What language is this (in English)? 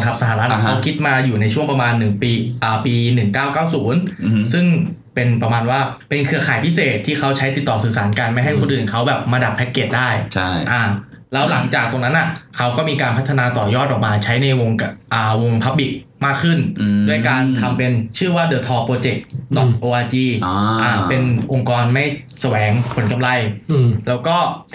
Thai